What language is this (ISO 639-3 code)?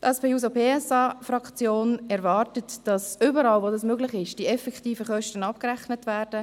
gsw